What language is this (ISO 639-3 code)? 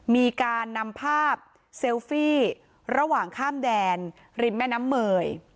tha